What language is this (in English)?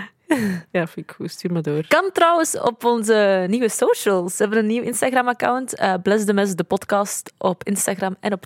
Dutch